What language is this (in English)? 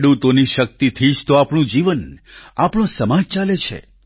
Gujarati